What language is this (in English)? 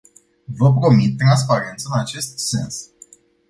Romanian